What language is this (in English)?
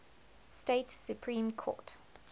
English